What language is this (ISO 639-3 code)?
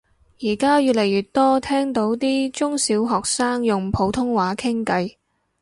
yue